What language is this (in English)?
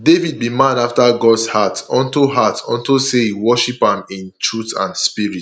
Nigerian Pidgin